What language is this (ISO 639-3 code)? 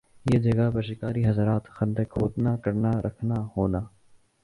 urd